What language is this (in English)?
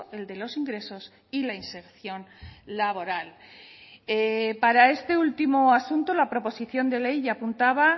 Spanish